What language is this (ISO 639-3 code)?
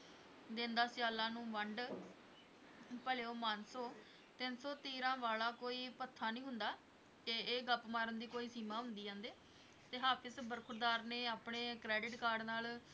pan